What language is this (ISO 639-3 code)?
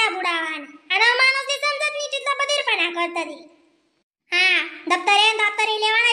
mar